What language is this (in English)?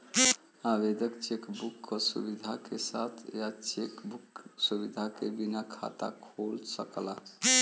Bhojpuri